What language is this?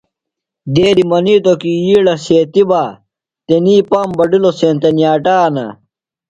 Phalura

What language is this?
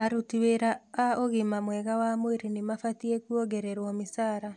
Kikuyu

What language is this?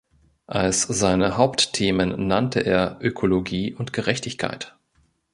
German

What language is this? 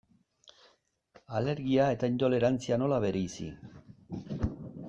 Basque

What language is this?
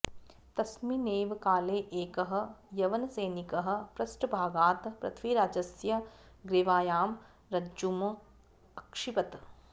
Sanskrit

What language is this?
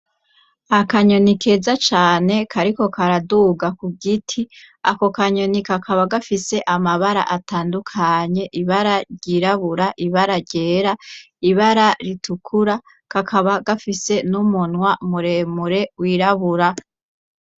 Rundi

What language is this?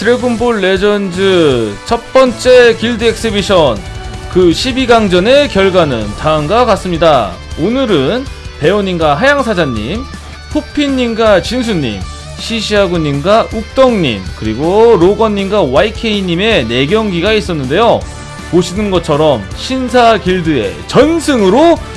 Korean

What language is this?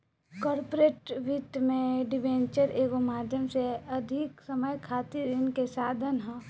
Bhojpuri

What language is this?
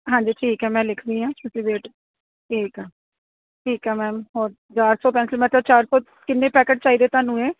Punjabi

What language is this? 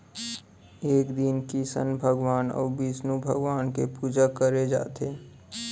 Chhattisgarhi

